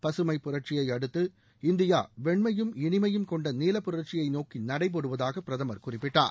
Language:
Tamil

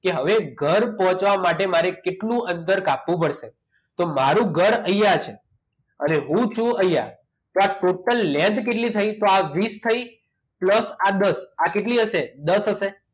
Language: Gujarati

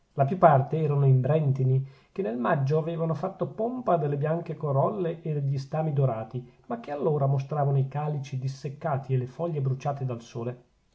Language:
Italian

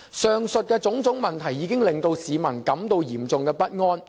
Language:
Cantonese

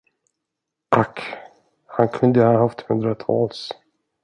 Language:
Swedish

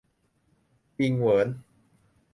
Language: Thai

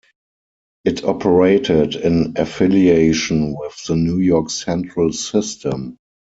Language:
English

